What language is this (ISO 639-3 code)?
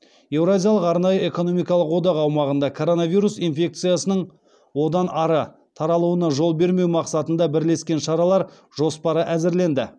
kaz